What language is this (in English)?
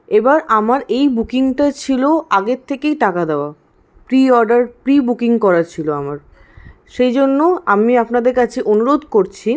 Bangla